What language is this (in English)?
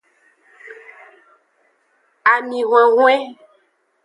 Aja (Benin)